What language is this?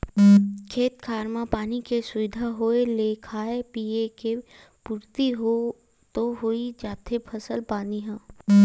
Chhattisgarhi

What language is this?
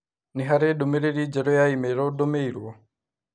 Kikuyu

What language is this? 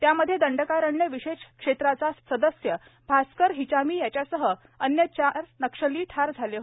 Marathi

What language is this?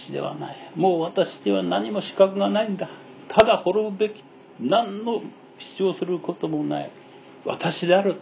Japanese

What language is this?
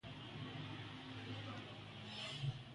Medumba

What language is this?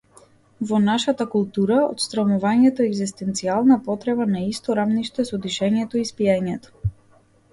Macedonian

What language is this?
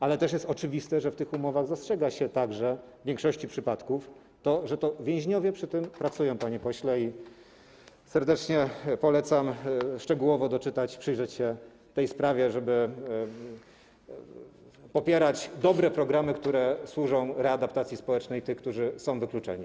Polish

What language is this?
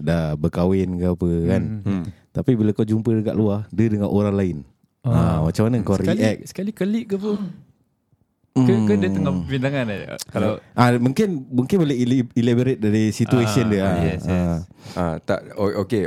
Malay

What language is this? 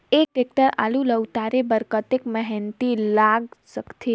Chhattisgarhi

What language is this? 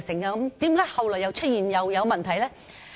Cantonese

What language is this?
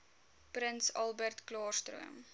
Afrikaans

